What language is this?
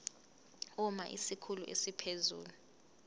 Zulu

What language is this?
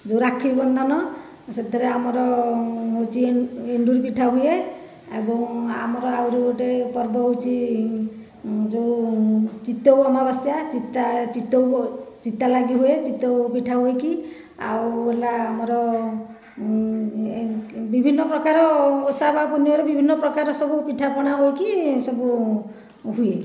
Odia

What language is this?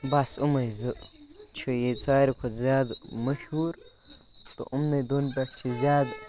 Kashmiri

